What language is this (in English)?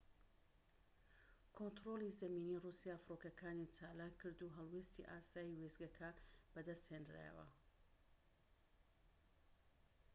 Central Kurdish